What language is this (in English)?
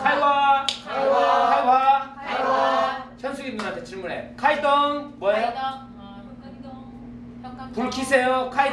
Korean